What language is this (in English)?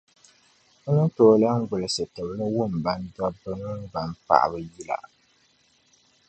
Dagbani